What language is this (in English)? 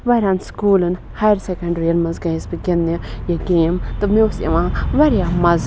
Kashmiri